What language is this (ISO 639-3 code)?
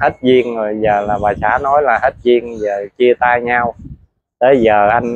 vie